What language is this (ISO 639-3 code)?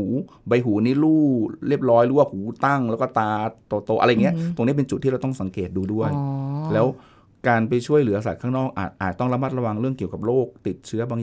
tha